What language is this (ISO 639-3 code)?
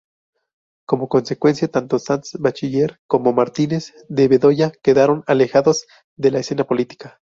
spa